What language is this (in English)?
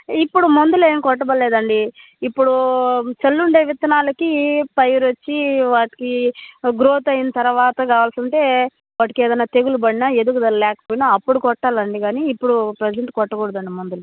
Telugu